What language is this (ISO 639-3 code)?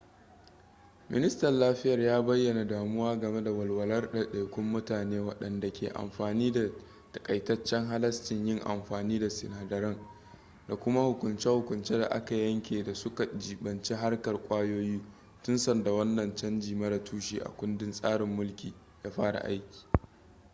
hau